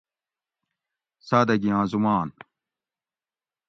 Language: Gawri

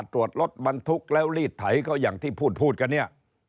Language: Thai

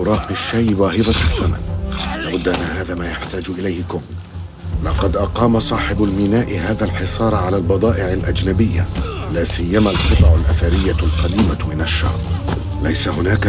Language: Arabic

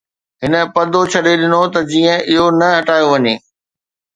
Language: Sindhi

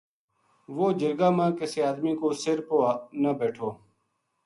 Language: Gujari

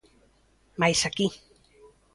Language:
Galician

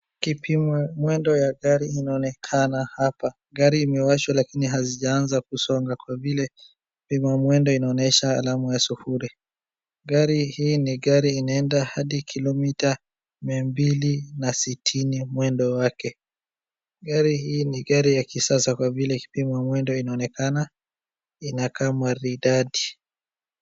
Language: Swahili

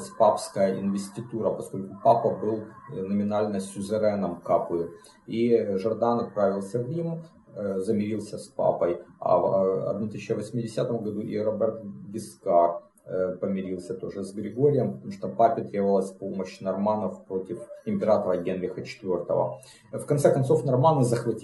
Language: Russian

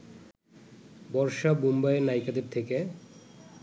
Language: Bangla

